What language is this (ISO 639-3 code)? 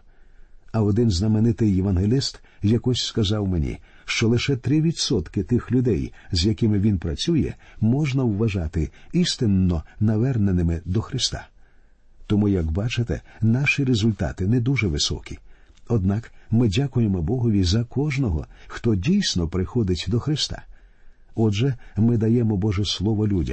ukr